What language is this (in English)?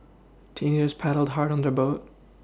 English